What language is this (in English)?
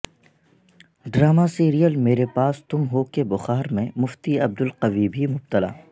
Urdu